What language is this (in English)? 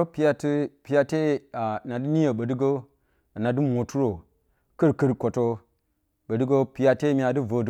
Bacama